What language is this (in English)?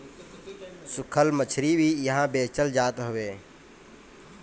Bhojpuri